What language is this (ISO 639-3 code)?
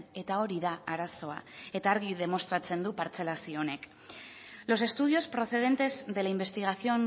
eus